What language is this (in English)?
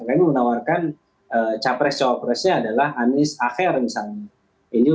Indonesian